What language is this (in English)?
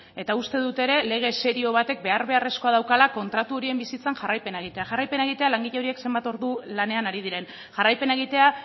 Basque